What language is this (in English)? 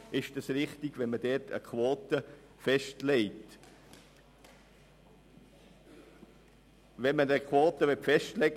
Swiss German